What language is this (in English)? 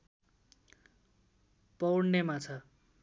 Nepali